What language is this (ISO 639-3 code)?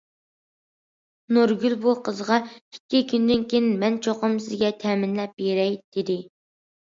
uig